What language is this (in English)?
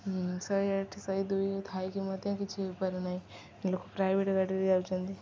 Odia